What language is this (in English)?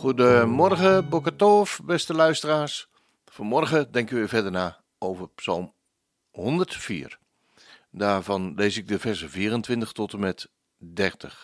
Dutch